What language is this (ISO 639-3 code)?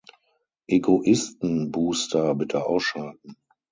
deu